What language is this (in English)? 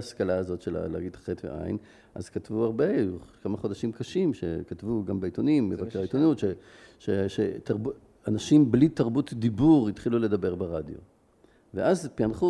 Hebrew